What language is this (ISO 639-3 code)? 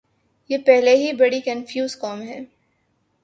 urd